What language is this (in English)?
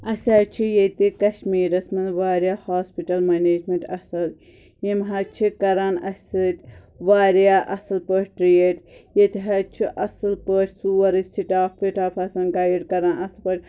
Kashmiri